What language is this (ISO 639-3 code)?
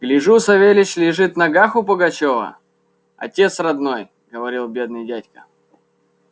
rus